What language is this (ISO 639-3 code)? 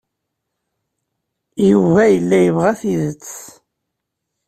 kab